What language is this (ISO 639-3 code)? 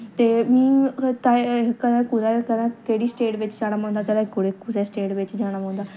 doi